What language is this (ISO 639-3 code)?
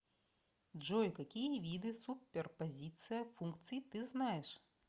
rus